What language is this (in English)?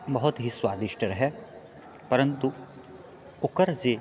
Maithili